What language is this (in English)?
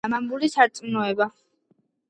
Georgian